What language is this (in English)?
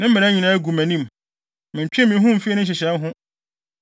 Akan